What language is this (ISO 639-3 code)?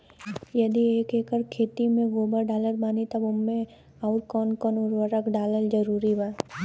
bho